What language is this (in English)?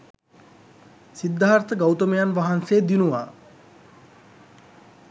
Sinhala